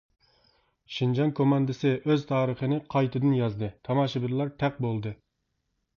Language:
Uyghur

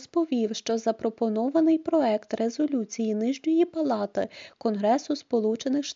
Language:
Ukrainian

